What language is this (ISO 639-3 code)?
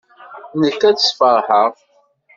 kab